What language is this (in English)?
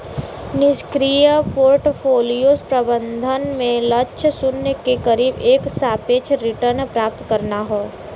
Bhojpuri